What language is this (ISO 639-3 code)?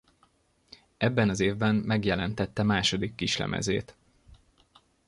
hun